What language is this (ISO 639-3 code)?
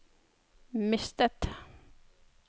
nor